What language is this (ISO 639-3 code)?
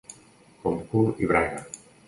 cat